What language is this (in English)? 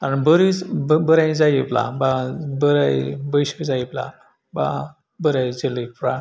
Bodo